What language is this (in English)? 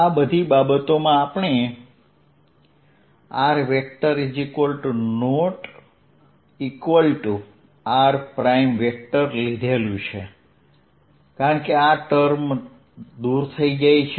Gujarati